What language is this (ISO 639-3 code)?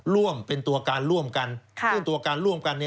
tha